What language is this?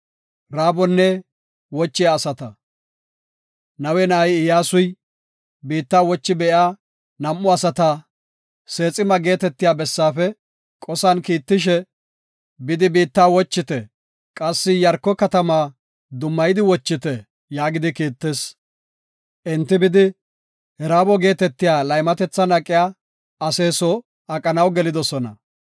Gofa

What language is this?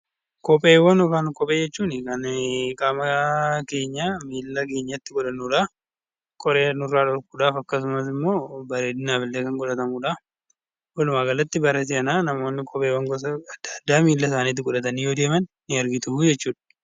Oromo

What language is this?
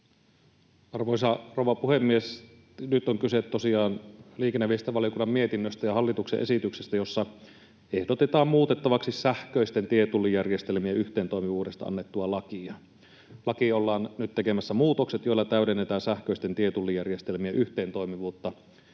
Finnish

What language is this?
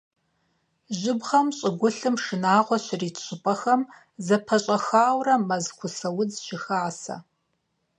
Kabardian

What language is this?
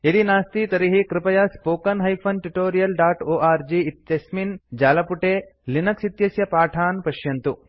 Sanskrit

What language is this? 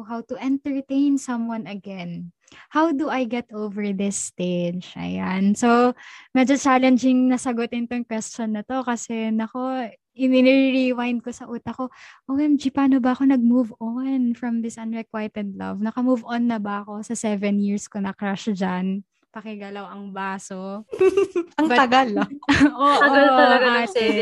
Filipino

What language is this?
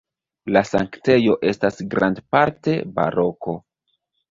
Esperanto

